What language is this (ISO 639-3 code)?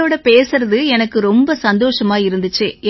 tam